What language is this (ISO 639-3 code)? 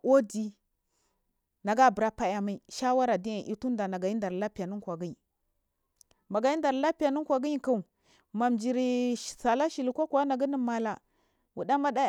mfm